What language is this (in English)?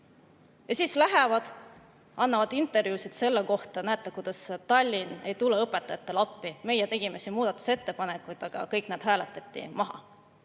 Estonian